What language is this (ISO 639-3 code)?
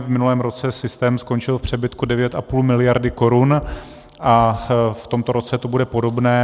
ces